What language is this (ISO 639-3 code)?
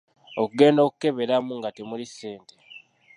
lug